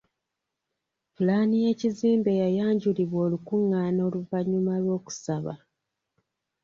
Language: Ganda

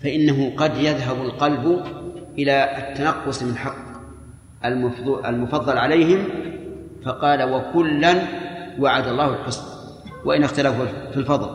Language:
Arabic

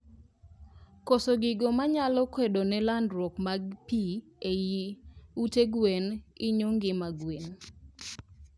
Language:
Luo (Kenya and Tanzania)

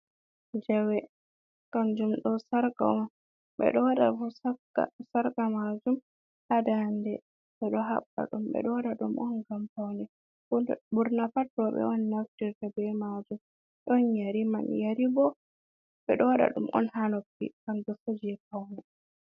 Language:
Fula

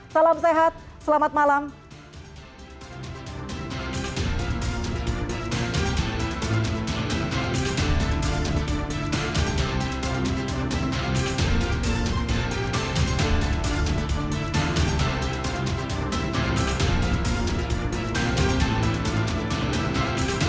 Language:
Indonesian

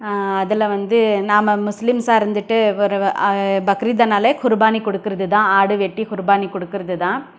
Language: Tamil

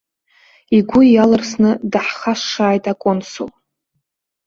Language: Abkhazian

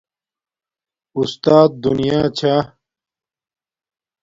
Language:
Domaaki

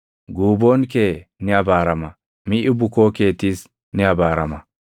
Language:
Oromo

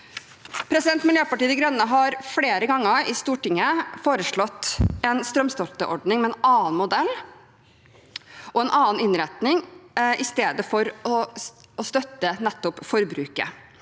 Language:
Norwegian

